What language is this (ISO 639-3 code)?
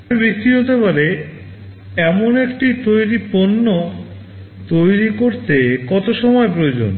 ben